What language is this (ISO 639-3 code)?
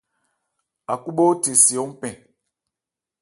ebr